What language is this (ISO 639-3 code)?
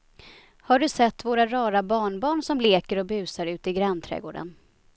swe